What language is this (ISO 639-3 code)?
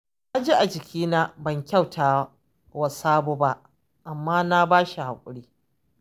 hau